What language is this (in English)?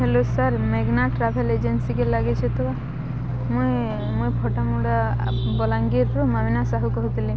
Odia